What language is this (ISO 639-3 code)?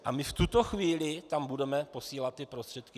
ces